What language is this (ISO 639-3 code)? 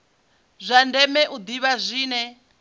ven